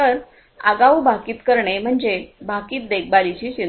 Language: Marathi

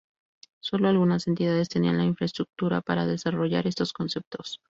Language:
Spanish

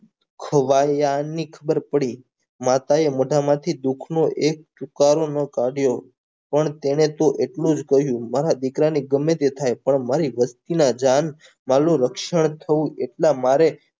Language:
Gujarati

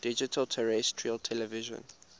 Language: English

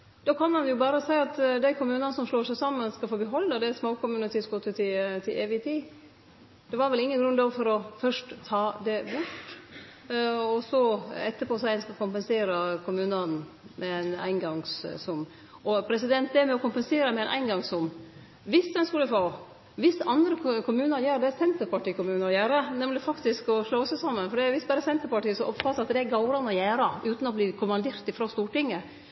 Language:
Norwegian Nynorsk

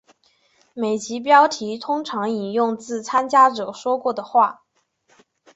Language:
Chinese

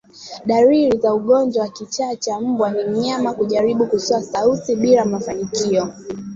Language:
Swahili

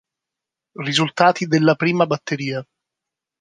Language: Italian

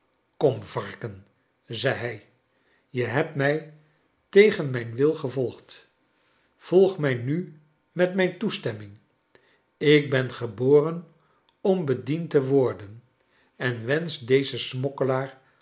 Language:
Dutch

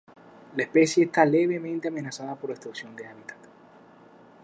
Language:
Spanish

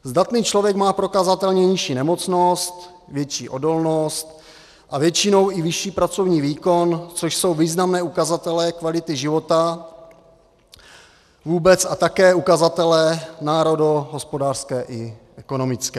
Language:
Czech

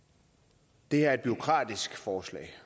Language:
Danish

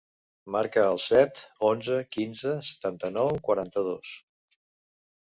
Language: Catalan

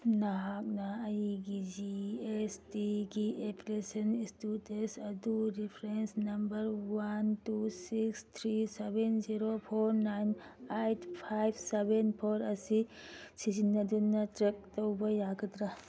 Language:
Manipuri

